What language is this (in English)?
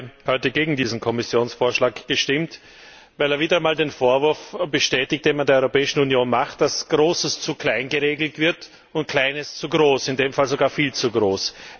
German